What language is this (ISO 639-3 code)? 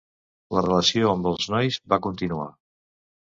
cat